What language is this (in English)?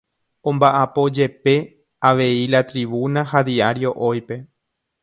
Guarani